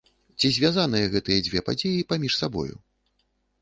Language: Belarusian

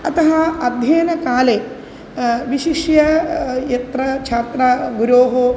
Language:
Sanskrit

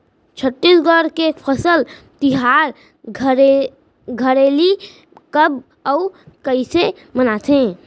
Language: Chhattisgarhi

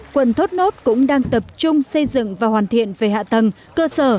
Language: Vietnamese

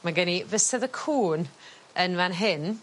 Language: Welsh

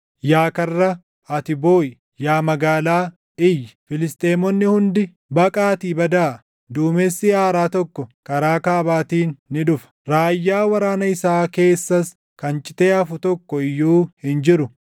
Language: Oromo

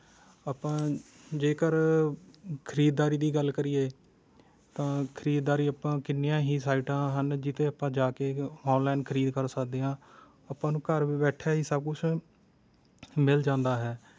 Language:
Punjabi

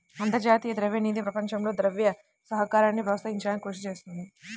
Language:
Telugu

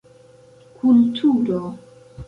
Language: Esperanto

